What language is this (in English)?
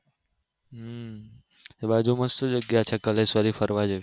Gujarati